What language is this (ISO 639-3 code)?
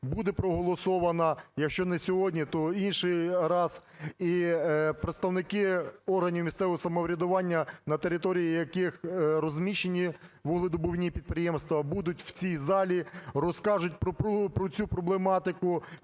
ukr